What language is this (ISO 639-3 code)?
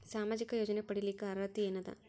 kan